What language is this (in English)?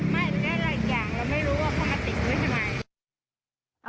Thai